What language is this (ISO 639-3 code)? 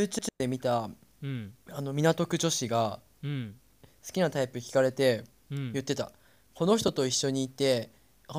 jpn